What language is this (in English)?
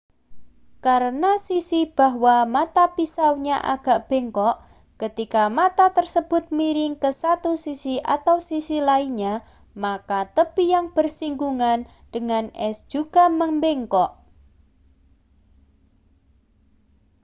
Indonesian